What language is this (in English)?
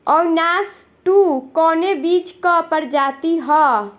Bhojpuri